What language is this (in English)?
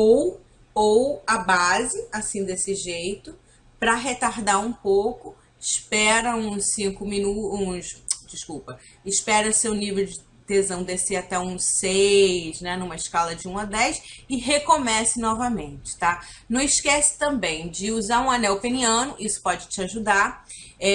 Portuguese